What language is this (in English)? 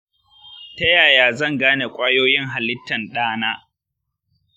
Hausa